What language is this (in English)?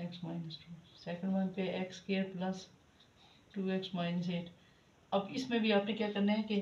Hindi